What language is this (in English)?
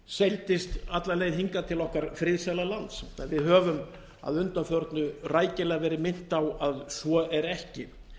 Icelandic